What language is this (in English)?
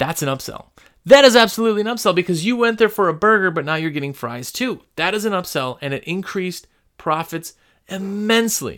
English